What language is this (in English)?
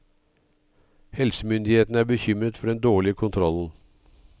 Norwegian